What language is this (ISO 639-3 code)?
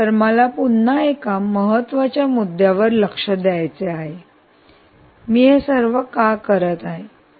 mar